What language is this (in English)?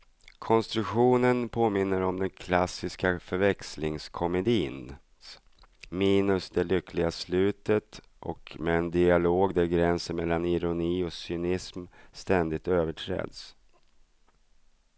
Swedish